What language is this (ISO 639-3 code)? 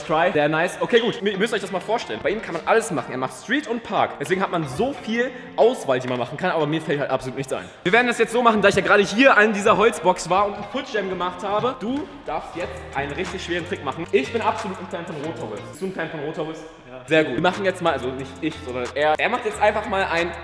deu